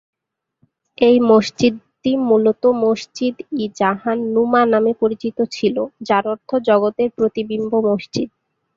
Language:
Bangla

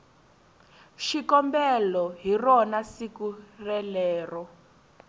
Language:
Tsonga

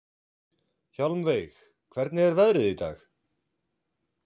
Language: Icelandic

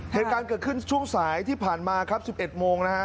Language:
Thai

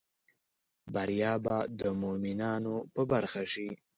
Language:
Pashto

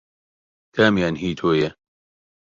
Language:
Central Kurdish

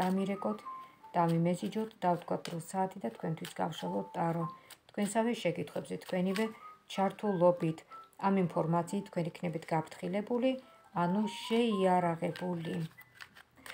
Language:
Romanian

